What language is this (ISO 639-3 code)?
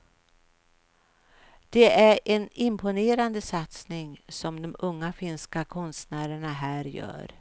swe